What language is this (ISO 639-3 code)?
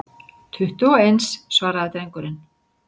isl